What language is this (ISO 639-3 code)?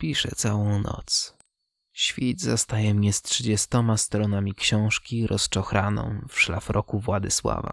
pol